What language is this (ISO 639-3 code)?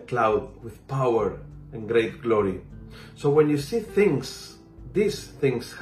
fil